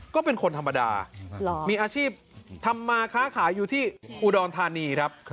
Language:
Thai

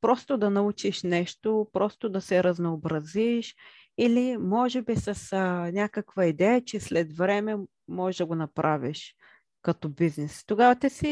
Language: Bulgarian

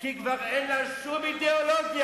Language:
Hebrew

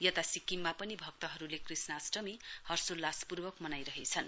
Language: Nepali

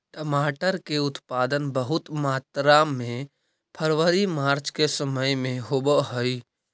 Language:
Magahi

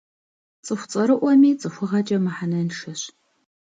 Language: Kabardian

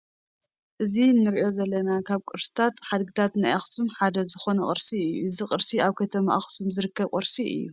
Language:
Tigrinya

